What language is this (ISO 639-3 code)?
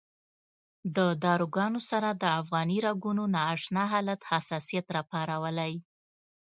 pus